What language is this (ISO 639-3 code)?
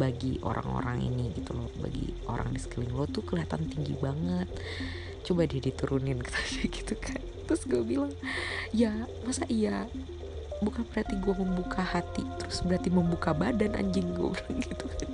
ind